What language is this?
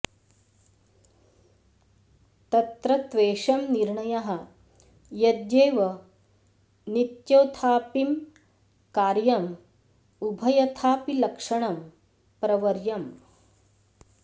Sanskrit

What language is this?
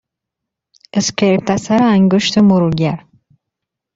Persian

